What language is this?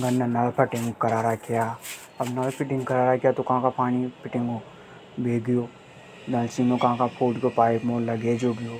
Hadothi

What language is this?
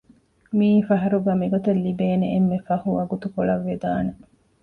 Divehi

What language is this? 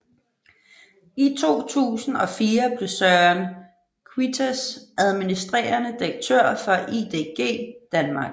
Danish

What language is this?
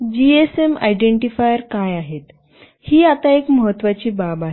Marathi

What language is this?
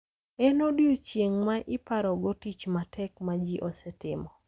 Luo (Kenya and Tanzania)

